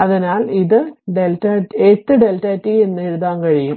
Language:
Malayalam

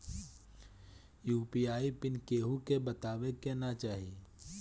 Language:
Bhojpuri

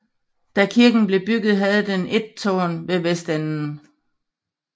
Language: Danish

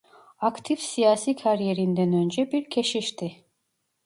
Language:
Turkish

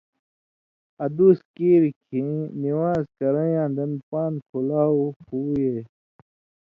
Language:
Indus Kohistani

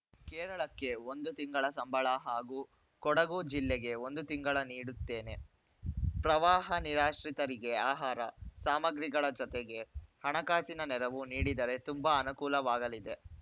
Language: Kannada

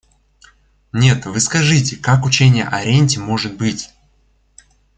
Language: Russian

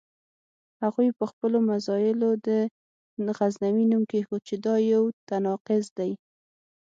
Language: Pashto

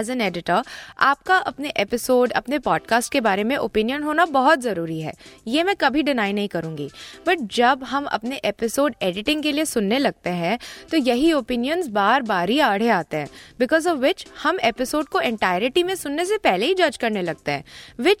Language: Hindi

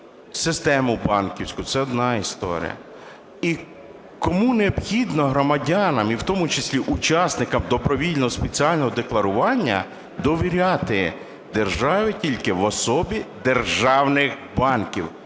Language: Ukrainian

